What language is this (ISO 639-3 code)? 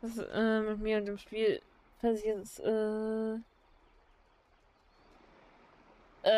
deu